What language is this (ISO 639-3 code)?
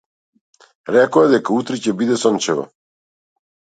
mkd